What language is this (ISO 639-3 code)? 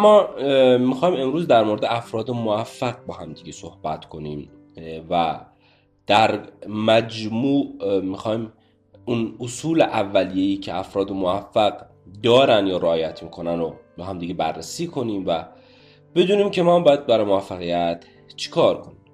fas